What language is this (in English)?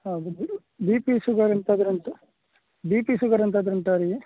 Kannada